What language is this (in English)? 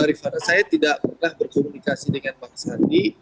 Indonesian